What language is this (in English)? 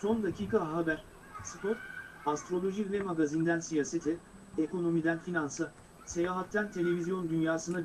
Turkish